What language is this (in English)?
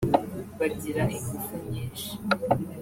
Kinyarwanda